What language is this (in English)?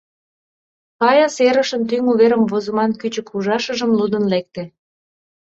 Mari